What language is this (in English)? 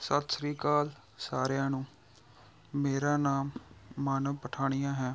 Punjabi